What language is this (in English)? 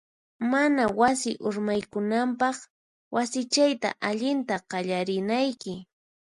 Puno Quechua